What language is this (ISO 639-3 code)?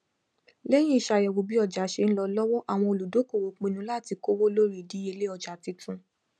yor